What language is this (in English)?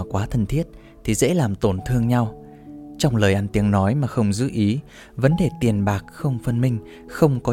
Vietnamese